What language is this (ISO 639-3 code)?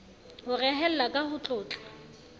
sot